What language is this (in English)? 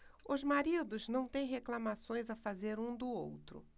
Portuguese